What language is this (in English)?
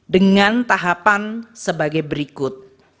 Indonesian